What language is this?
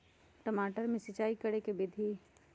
Magahi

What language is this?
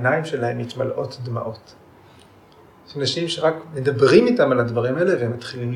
Hebrew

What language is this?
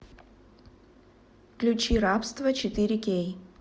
Russian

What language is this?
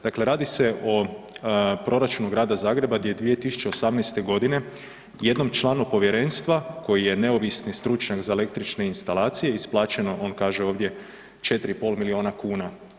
Croatian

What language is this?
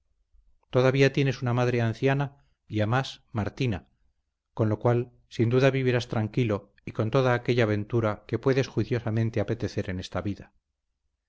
Spanish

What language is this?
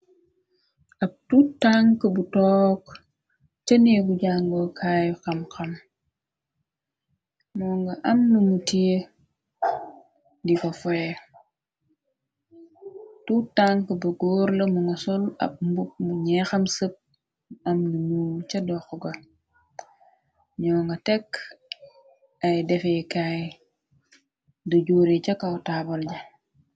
Wolof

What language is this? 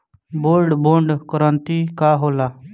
Bhojpuri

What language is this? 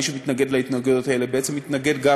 Hebrew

